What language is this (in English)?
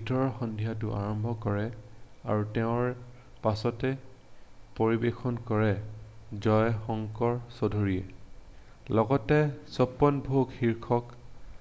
Assamese